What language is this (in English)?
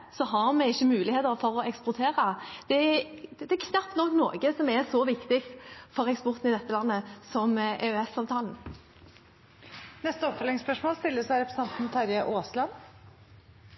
Norwegian